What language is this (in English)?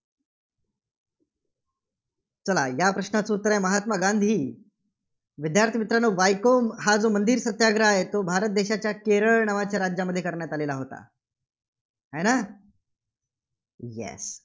Marathi